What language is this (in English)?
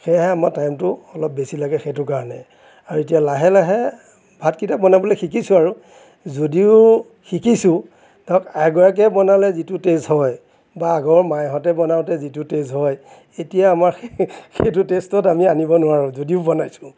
Assamese